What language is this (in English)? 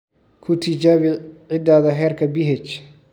Somali